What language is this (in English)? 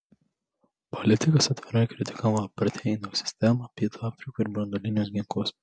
Lithuanian